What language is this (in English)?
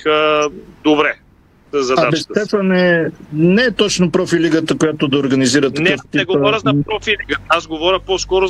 Bulgarian